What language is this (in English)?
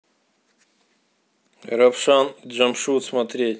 Russian